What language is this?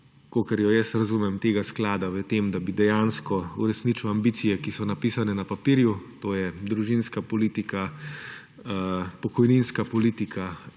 Slovenian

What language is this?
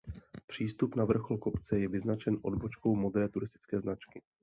Czech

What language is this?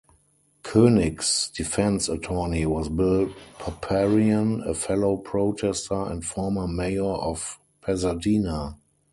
English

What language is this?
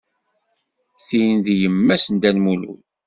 Kabyle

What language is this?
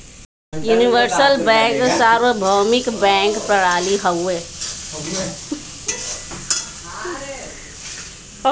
Bhojpuri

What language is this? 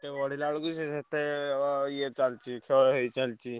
Odia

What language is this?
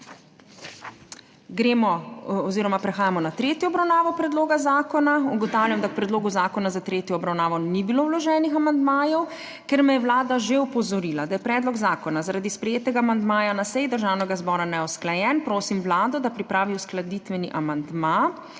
Slovenian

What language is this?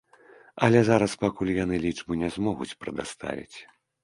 Belarusian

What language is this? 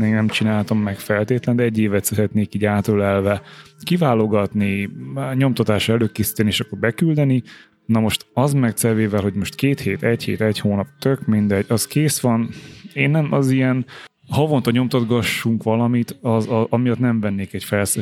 Hungarian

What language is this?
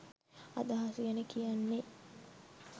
Sinhala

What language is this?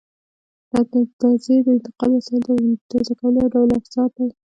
Pashto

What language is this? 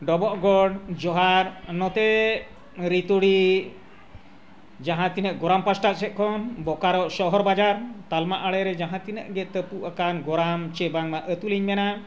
Santali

